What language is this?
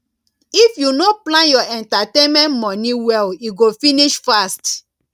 Nigerian Pidgin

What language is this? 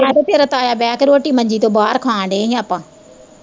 Punjabi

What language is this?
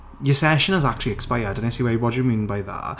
Welsh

